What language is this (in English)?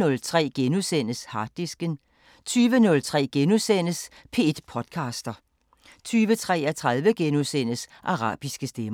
Danish